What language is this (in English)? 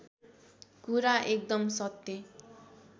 Nepali